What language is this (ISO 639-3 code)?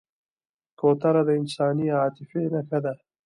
pus